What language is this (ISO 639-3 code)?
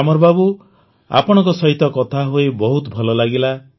ori